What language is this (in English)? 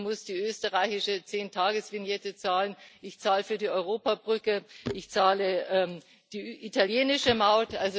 German